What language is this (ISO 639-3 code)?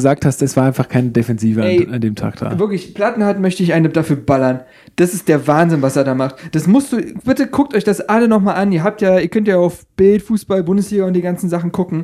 deu